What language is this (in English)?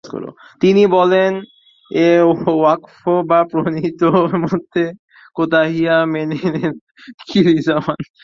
Bangla